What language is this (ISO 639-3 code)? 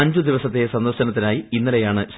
mal